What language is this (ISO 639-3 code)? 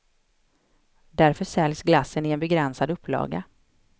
swe